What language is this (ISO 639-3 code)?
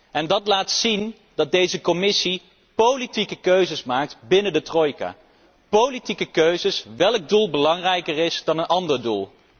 nld